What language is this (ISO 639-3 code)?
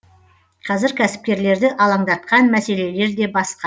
kaz